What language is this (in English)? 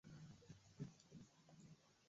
Swahili